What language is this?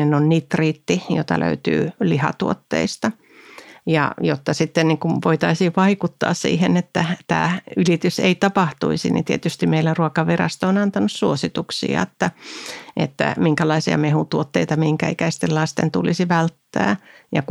Finnish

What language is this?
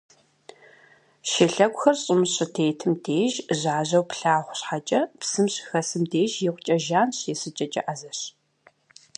Kabardian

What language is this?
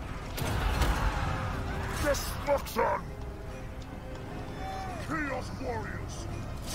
Portuguese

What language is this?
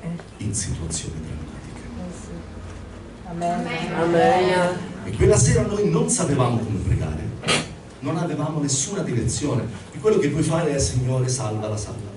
Italian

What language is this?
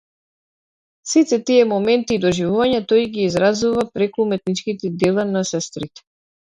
Macedonian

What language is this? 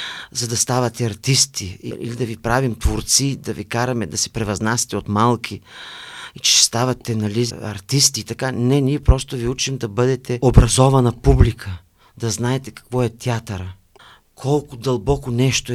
Bulgarian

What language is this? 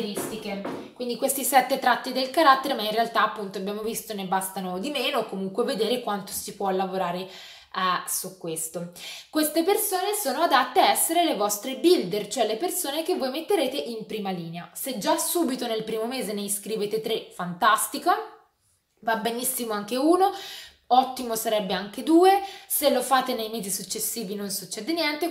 Italian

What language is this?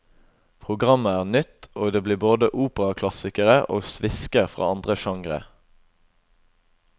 Norwegian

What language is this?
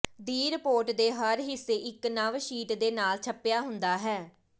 Punjabi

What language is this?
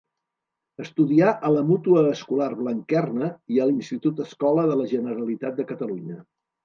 Catalan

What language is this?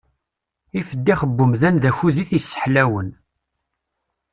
Kabyle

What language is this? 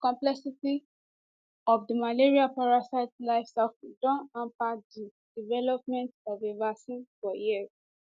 Nigerian Pidgin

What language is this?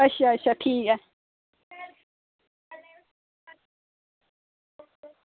Dogri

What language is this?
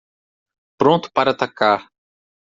Portuguese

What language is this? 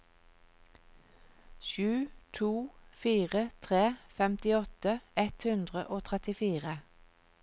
Norwegian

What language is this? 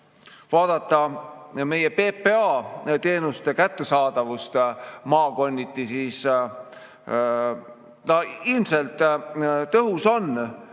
Estonian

